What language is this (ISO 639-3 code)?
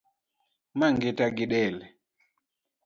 luo